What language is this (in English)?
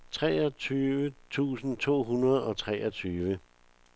Danish